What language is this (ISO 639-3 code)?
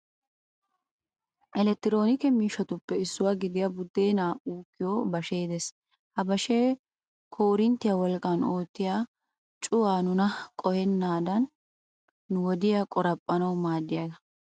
wal